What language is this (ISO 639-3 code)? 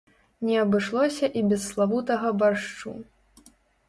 bel